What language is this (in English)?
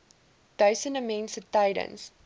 Afrikaans